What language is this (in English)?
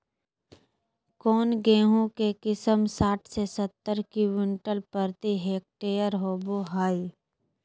Magahi